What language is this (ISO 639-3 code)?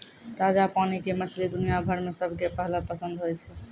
mai